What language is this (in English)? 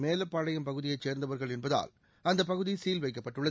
Tamil